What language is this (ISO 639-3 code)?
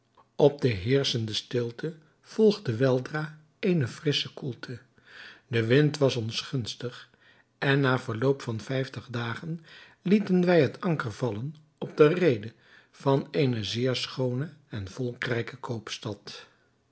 nld